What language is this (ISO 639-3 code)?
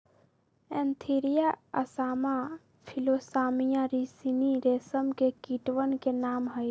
mag